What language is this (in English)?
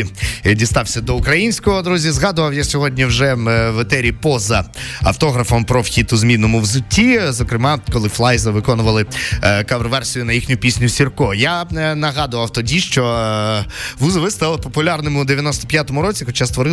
Ukrainian